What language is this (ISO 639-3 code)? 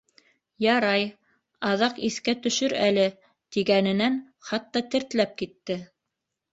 bak